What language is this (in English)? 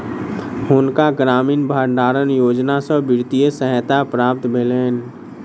Maithili